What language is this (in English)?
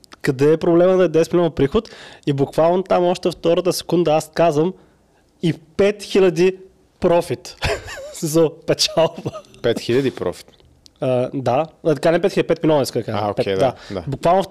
Bulgarian